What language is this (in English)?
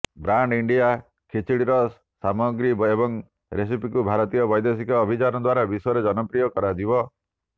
Odia